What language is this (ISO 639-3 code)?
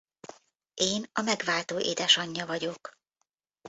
hun